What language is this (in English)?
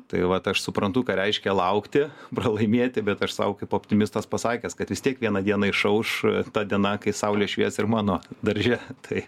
Lithuanian